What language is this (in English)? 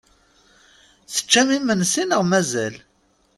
Kabyle